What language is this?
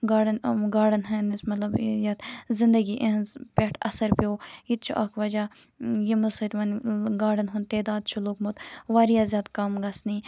Kashmiri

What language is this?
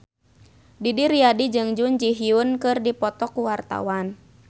Sundanese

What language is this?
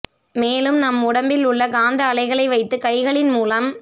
Tamil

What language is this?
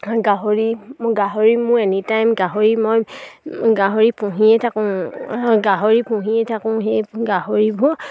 Assamese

